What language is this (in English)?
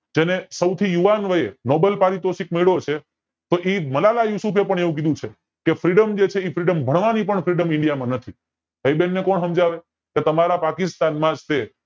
Gujarati